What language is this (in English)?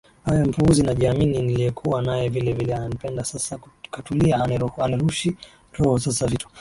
Swahili